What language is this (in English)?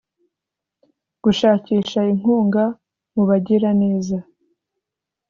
Kinyarwanda